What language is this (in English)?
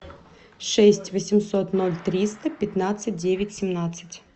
Russian